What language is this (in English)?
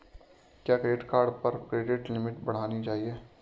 Hindi